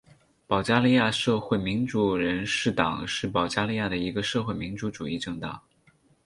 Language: Chinese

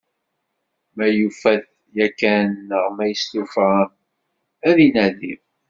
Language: Kabyle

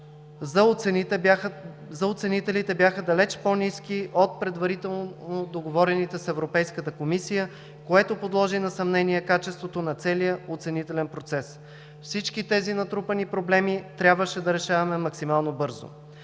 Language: Bulgarian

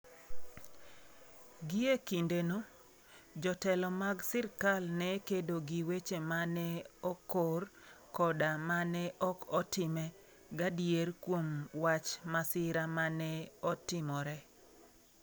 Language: Luo (Kenya and Tanzania)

